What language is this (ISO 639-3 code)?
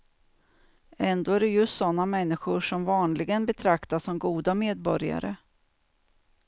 swe